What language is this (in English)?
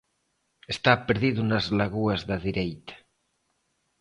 Galician